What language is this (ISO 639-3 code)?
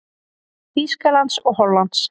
isl